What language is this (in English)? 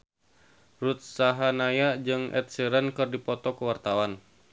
Sundanese